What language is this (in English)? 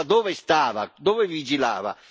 Italian